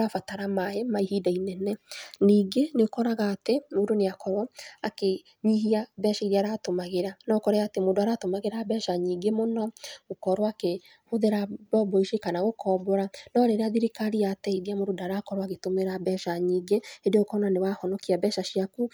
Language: Kikuyu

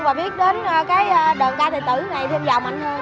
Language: Vietnamese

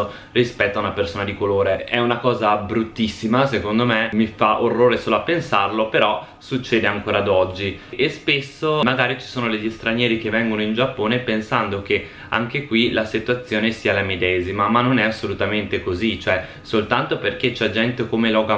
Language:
Italian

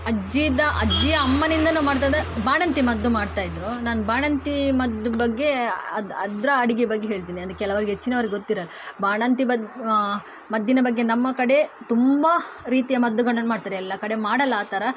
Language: Kannada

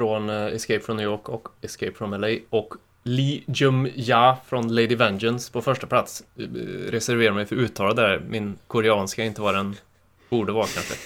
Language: Swedish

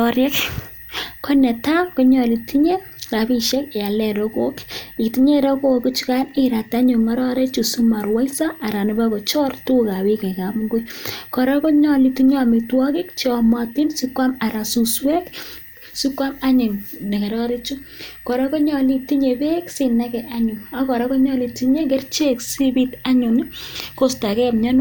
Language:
Kalenjin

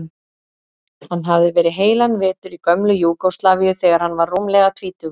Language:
Icelandic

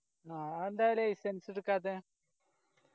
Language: Malayalam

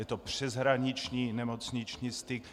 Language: Czech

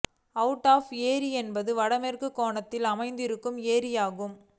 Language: Tamil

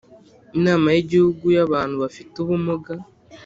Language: Kinyarwanda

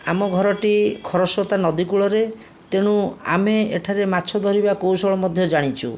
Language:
Odia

